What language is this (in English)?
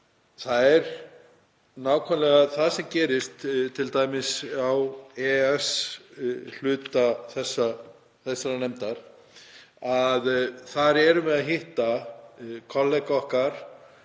Icelandic